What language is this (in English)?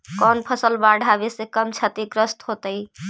Magahi